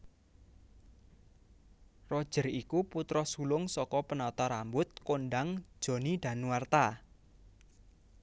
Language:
Javanese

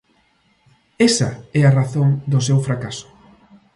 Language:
Galician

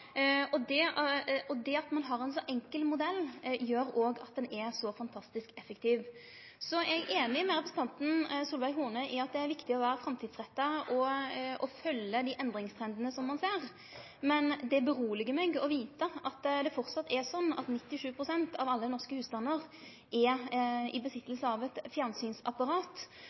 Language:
Norwegian Nynorsk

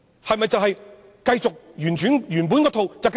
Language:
Cantonese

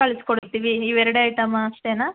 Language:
Kannada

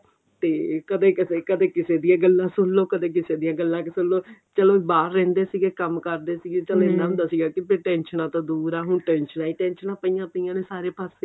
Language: Punjabi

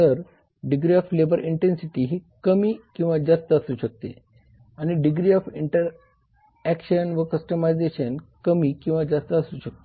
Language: Marathi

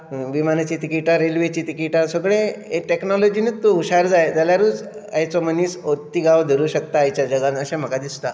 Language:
Konkani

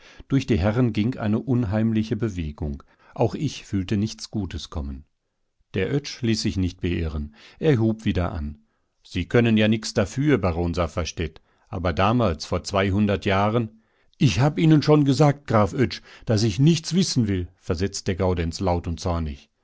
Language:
German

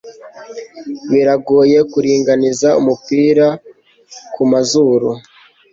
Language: Kinyarwanda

